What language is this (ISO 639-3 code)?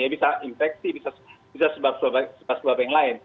ind